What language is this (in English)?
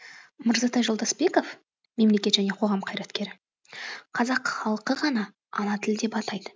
Kazakh